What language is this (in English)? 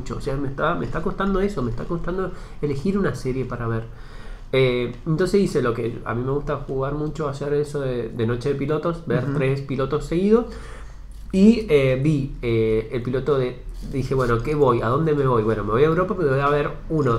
Spanish